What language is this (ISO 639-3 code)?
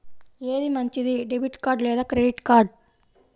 tel